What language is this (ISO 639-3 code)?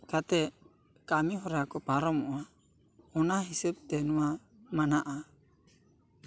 sat